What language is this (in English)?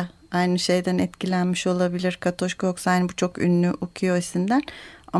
Turkish